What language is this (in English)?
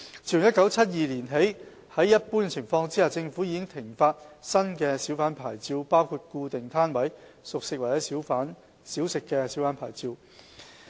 Cantonese